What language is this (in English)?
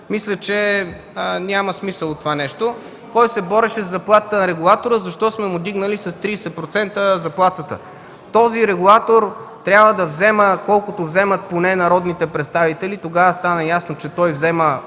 Bulgarian